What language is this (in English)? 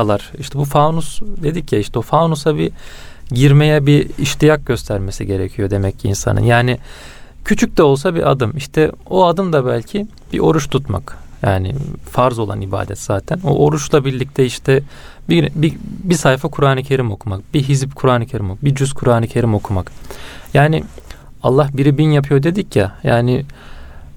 Turkish